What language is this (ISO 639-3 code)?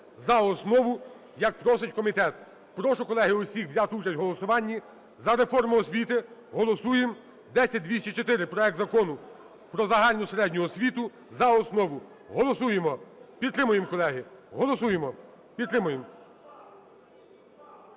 ukr